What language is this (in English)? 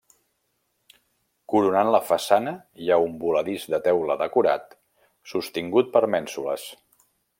Catalan